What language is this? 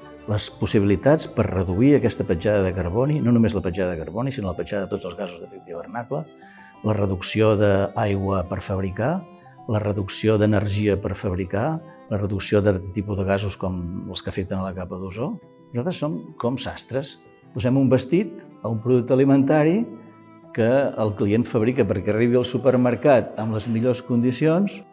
Catalan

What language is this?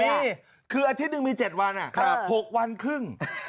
Thai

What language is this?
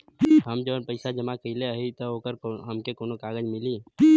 Bhojpuri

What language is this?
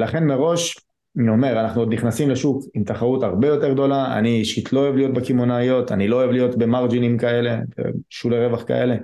Hebrew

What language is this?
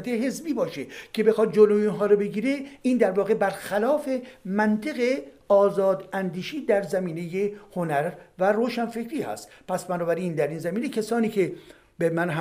Persian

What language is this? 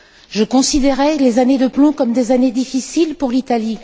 French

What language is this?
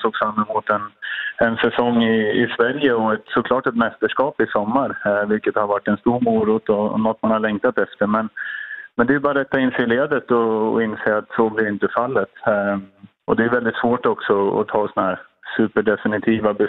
Swedish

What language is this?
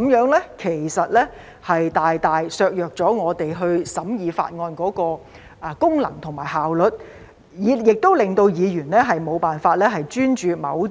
Cantonese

